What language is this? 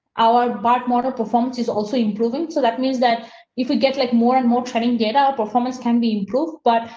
English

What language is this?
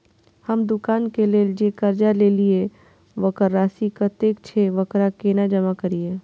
Maithili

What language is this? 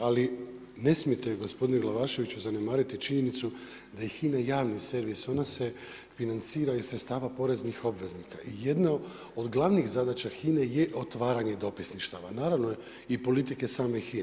Croatian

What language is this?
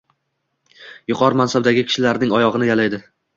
Uzbek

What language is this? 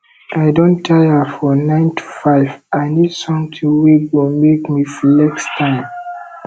Nigerian Pidgin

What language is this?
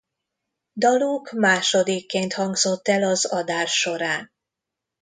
Hungarian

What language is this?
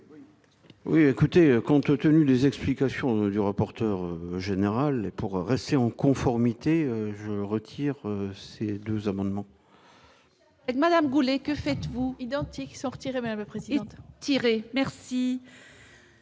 French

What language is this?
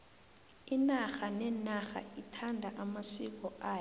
South Ndebele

